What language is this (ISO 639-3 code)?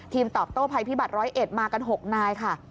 tha